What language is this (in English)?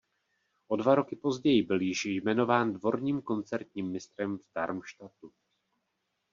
Czech